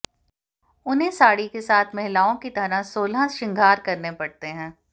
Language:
Hindi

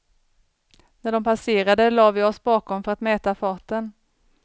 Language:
Swedish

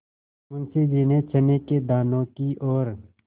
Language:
Hindi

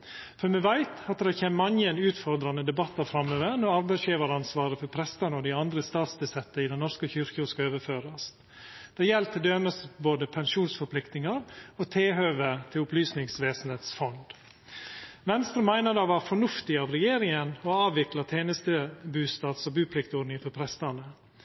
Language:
Norwegian Nynorsk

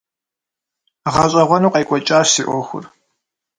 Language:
Kabardian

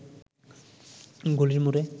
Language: Bangla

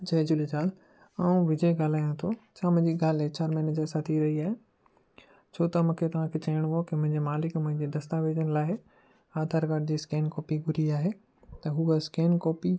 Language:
Sindhi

